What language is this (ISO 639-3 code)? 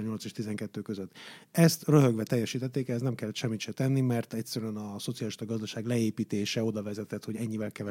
hun